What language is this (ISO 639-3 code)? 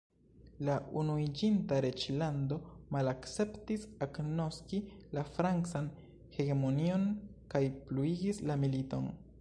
epo